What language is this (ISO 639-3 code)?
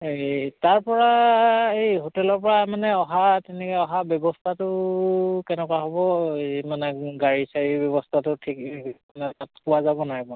asm